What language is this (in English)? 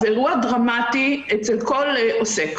Hebrew